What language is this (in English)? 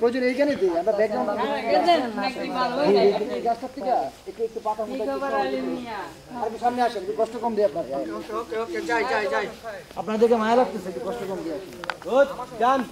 Romanian